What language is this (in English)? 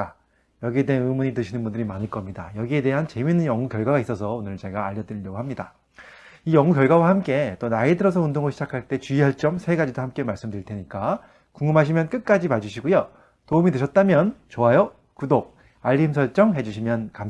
Korean